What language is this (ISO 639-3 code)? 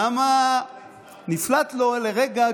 heb